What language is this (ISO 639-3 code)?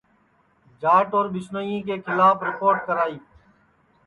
ssi